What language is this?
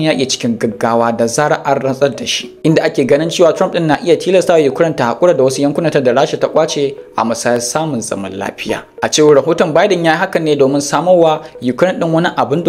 Indonesian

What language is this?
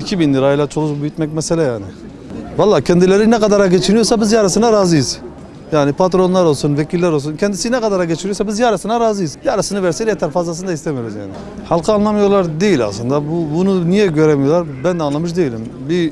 Turkish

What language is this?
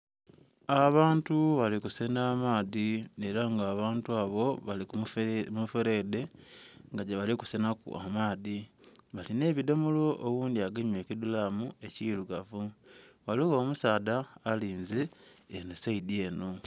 Soga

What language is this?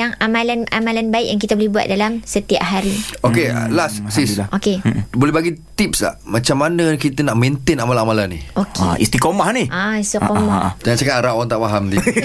Malay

